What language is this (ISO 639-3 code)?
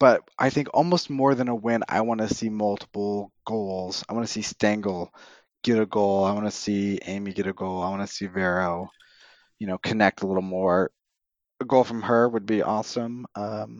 eng